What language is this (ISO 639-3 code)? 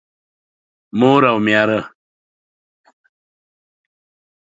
pus